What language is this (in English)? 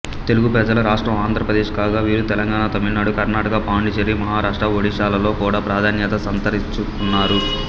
Telugu